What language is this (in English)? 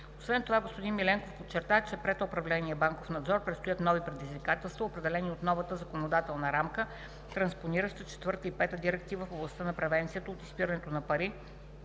Bulgarian